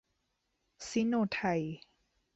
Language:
Thai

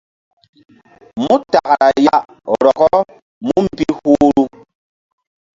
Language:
Mbum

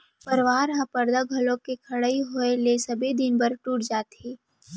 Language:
Chhattisgarhi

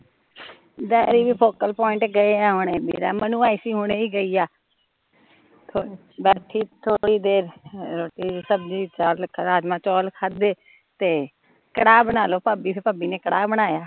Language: Punjabi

